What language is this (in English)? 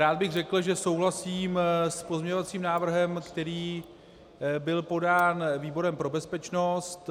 Czech